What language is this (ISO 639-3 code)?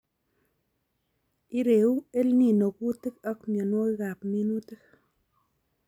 kln